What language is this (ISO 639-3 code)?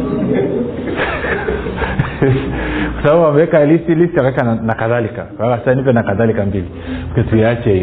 swa